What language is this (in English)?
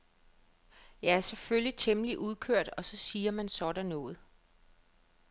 Danish